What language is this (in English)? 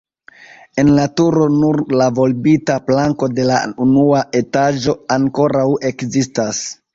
Esperanto